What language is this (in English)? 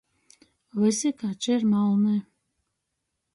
Latgalian